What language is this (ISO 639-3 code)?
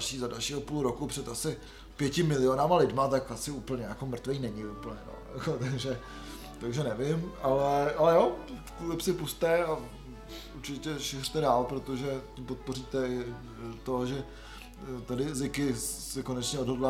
ces